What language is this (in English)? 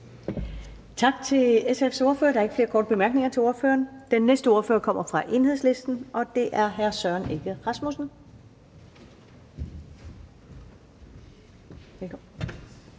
Danish